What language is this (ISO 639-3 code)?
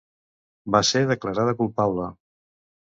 cat